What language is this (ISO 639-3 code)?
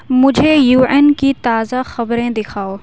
urd